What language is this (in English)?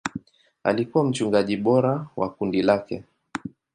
Swahili